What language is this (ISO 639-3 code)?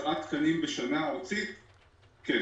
heb